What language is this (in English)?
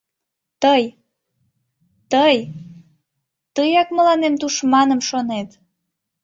Mari